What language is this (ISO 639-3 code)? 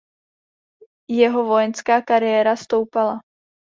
ces